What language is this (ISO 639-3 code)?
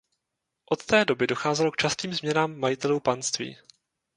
ces